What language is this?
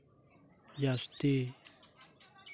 Santali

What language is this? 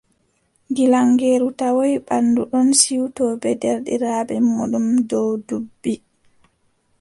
Adamawa Fulfulde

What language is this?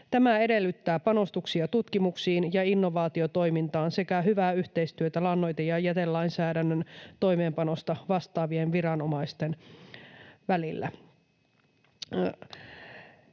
Finnish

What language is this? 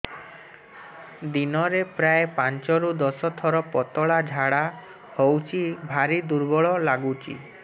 Odia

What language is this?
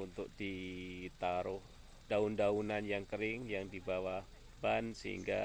Indonesian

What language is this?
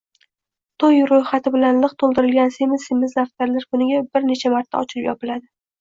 Uzbek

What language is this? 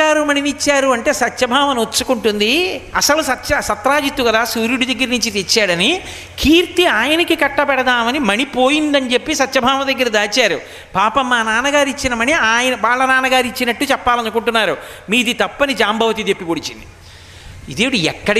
Telugu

